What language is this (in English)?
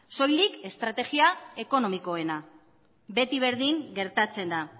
Basque